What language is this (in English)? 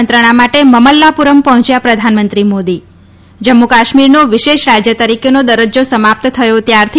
Gujarati